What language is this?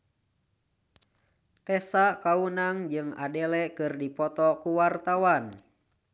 Sundanese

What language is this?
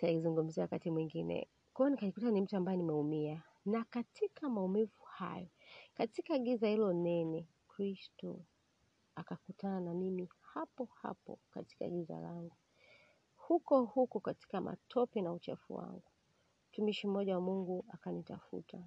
Swahili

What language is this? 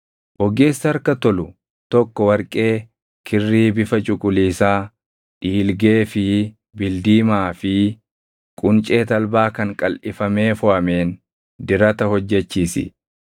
Oromo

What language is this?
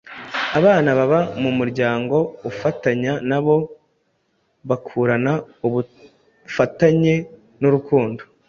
Kinyarwanda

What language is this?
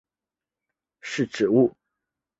Chinese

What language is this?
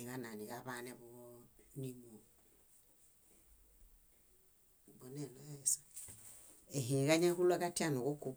Bayot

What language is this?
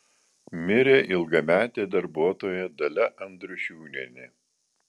Lithuanian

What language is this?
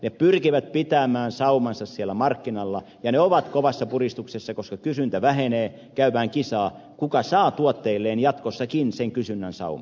Finnish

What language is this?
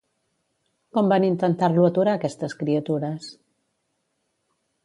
Catalan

